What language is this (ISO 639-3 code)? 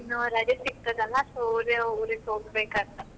kan